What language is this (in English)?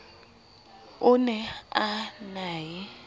Southern Sotho